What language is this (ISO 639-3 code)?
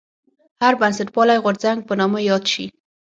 pus